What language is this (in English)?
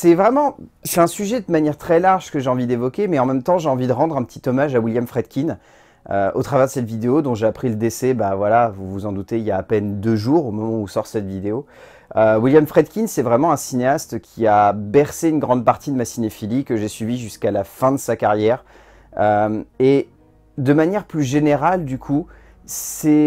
French